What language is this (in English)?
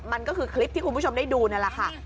Thai